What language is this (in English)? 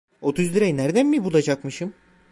Turkish